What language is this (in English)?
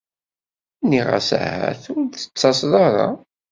Kabyle